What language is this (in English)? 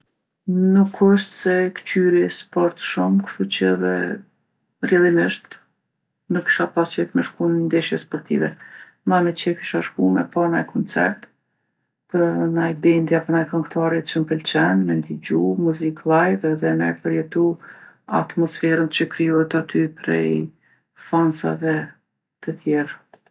Gheg Albanian